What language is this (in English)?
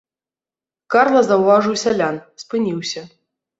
Belarusian